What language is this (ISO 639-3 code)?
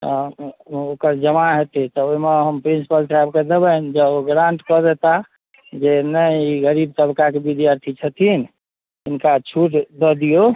mai